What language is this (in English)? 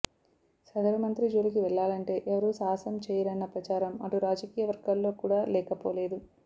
Telugu